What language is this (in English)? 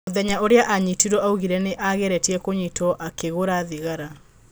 Kikuyu